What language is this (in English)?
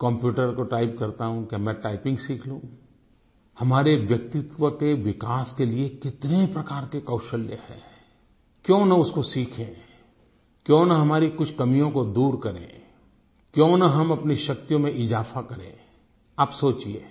Hindi